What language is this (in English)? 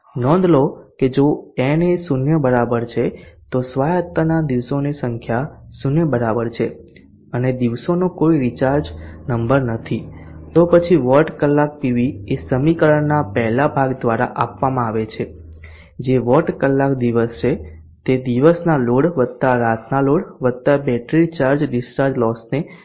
Gujarati